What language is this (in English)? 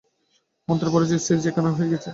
Bangla